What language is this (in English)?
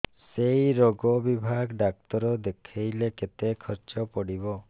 Odia